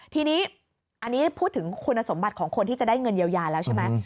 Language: Thai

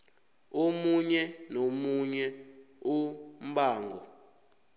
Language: South Ndebele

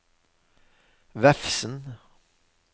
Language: Norwegian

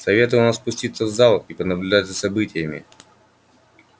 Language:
Russian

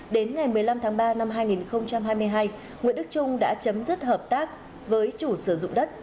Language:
Vietnamese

